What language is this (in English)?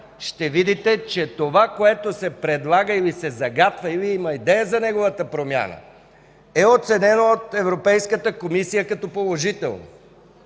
Bulgarian